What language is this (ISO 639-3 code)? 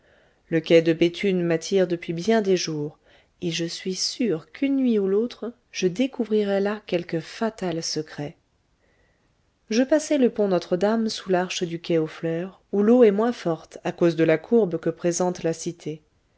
fra